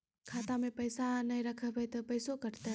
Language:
Maithili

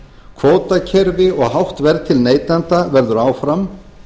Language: Icelandic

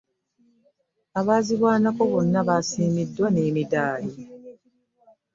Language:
Ganda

